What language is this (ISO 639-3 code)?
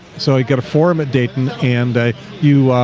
eng